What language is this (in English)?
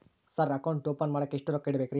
Kannada